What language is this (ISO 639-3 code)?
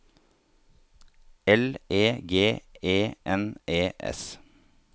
nor